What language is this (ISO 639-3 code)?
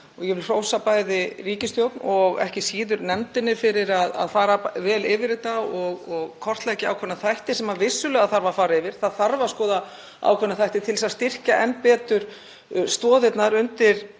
isl